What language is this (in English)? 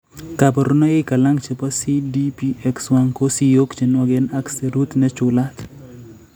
Kalenjin